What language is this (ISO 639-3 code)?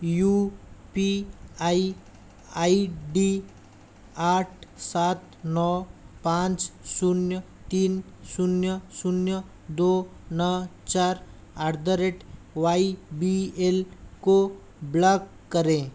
hin